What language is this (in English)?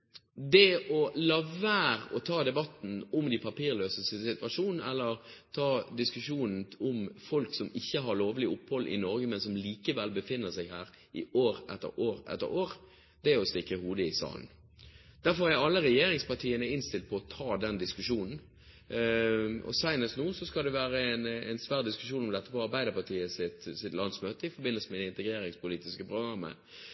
Norwegian Bokmål